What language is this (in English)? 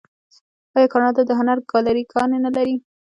Pashto